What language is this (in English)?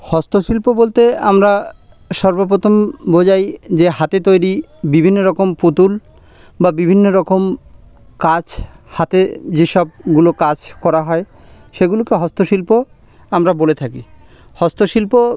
Bangla